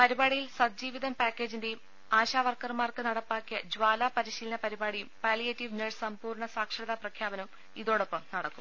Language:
Malayalam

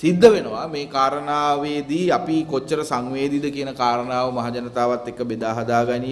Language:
Indonesian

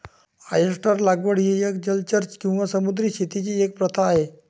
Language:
Marathi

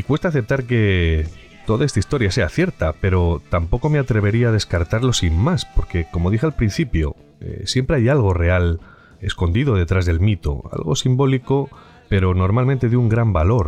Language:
Spanish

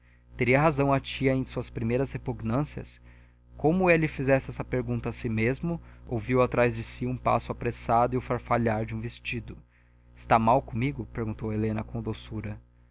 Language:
Portuguese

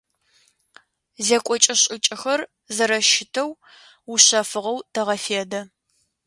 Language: Adyghe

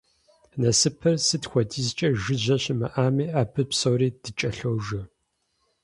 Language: Kabardian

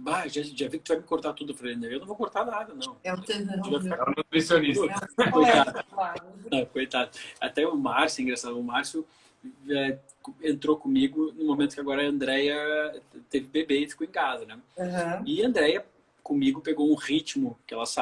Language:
Portuguese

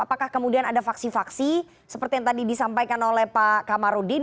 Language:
Indonesian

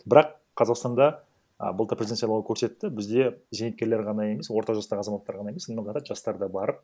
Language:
Kazakh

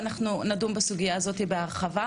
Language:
Hebrew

